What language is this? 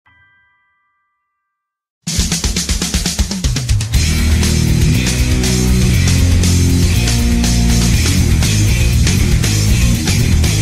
Arabic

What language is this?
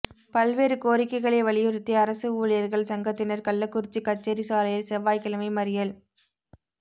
Tamil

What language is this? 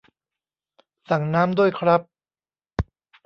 Thai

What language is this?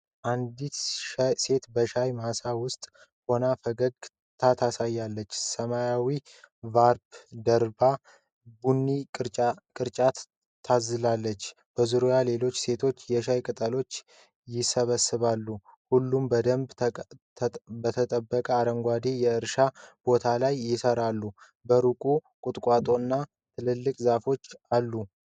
Amharic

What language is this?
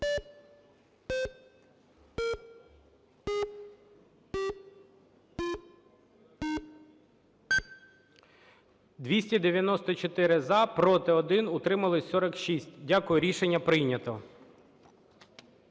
Ukrainian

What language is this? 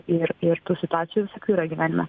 Lithuanian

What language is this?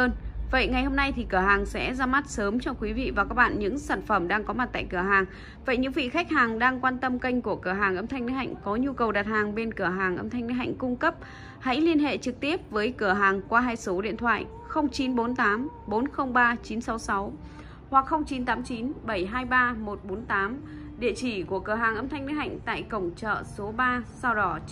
Vietnamese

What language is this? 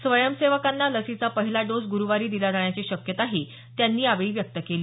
Marathi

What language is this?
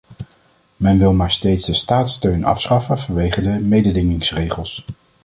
Dutch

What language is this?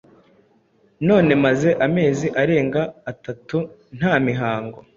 Kinyarwanda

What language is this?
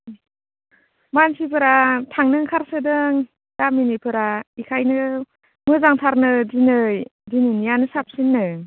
Bodo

